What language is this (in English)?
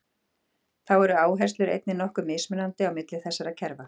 Icelandic